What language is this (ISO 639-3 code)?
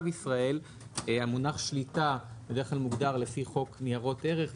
heb